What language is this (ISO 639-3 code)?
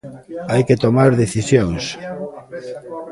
glg